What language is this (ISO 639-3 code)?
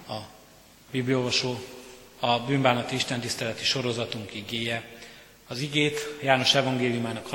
hun